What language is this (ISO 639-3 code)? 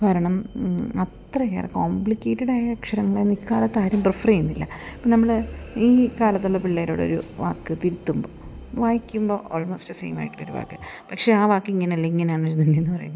mal